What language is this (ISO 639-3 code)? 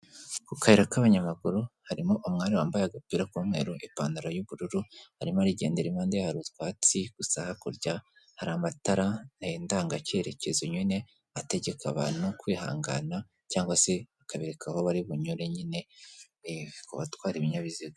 kin